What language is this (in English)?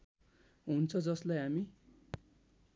Nepali